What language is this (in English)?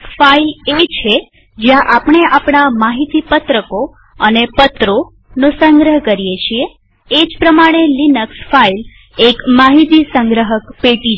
Gujarati